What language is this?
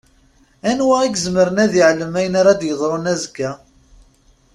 Kabyle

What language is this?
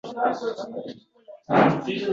Uzbek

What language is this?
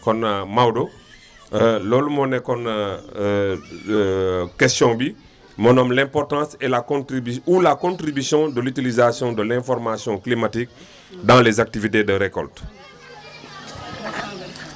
Wolof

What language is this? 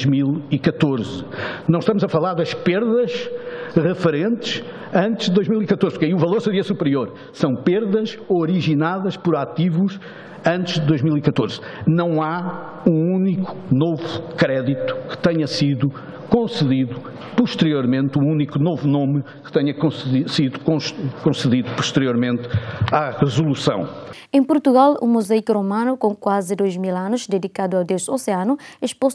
Portuguese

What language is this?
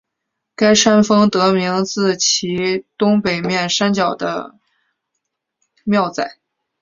Chinese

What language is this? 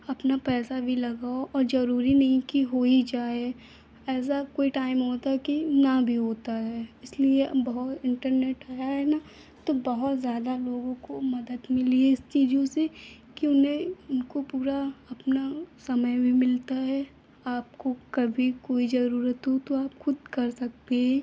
Hindi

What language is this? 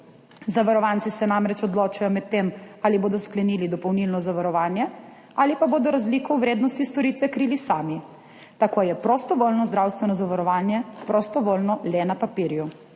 Slovenian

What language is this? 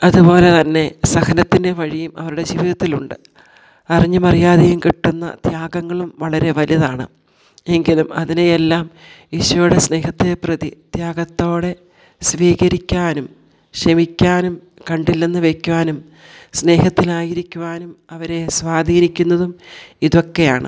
Malayalam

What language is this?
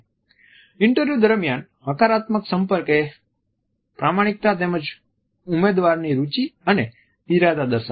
Gujarati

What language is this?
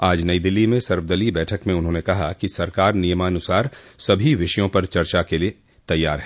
Hindi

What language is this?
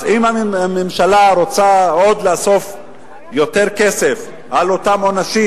Hebrew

